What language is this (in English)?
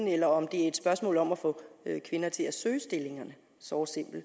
Danish